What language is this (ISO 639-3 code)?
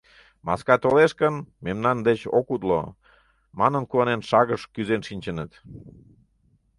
chm